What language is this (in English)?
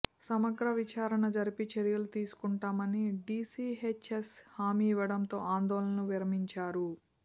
Telugu